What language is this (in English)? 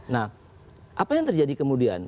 Indonesian